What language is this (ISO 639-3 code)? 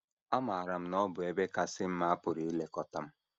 ibo